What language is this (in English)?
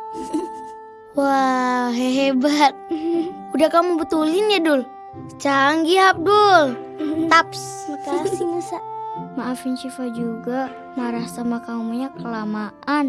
Indonesian